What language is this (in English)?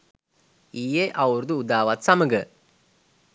Sinhala